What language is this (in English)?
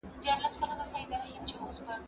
Pashto